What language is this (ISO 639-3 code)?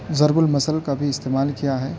urd